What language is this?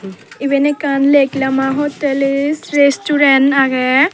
Chakma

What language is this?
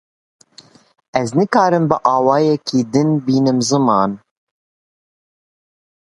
Kurdish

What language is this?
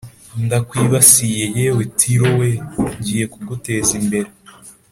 Kinyarwanda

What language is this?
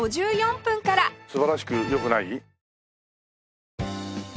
Japanese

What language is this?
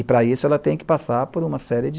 Portuguese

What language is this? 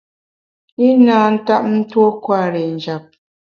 Bamun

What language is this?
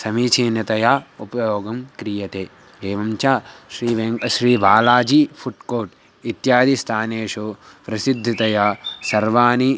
Sanskrit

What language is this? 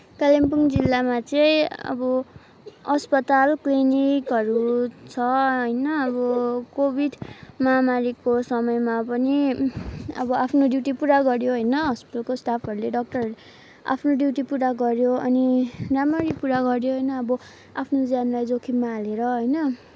Nepali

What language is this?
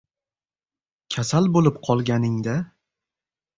Uzbek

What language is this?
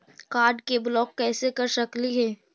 Magahi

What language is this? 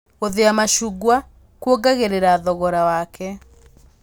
Kikuyu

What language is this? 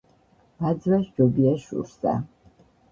Georgian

